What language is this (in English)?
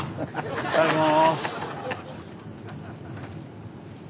Japanese